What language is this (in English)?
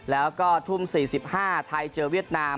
Thai